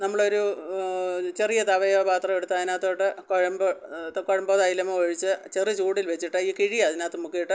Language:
Malayalam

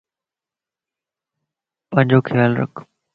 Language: Lasi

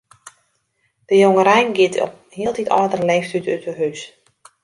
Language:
Western Frisian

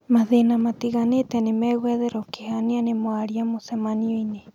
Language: Kikuyu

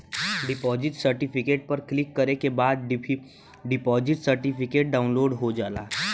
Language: Bhojpuri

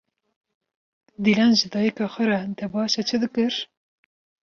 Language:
Kurdish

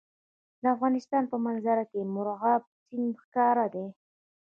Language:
Pashto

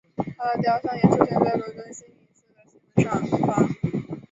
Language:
Chinese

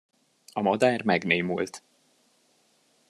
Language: Hungarian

